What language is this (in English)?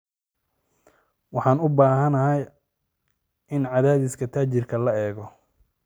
Somali